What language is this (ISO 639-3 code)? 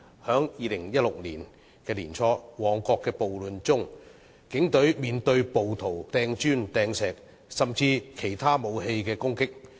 yue